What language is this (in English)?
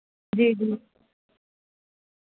Dogri